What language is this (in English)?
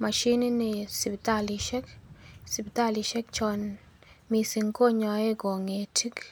Kalenjin